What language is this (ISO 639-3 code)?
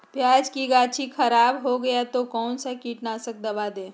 mag